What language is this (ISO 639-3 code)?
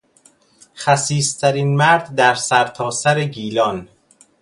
fas